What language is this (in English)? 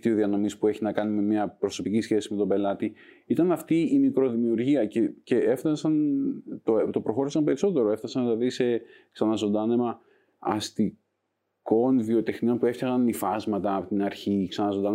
Greek